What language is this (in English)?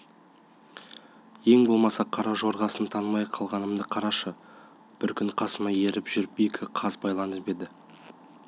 Kazakh